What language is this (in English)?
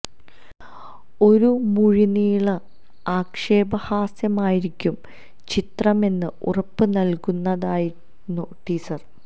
Malayalam